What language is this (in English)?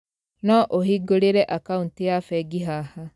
Kikuyu